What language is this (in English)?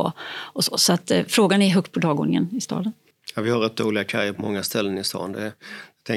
Swedish